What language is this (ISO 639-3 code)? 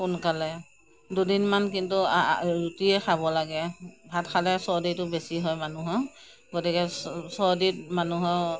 asm